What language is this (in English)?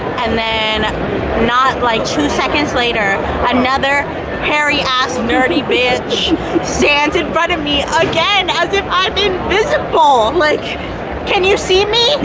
English